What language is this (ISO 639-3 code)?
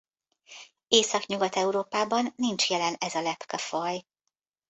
hun